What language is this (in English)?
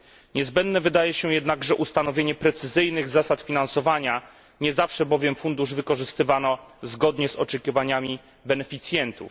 Polish